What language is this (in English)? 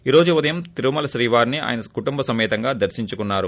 Telugu